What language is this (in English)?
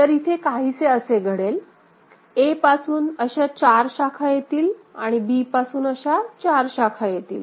Marathi